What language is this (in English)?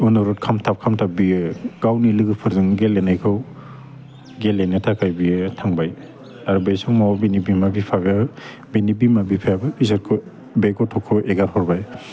Bodo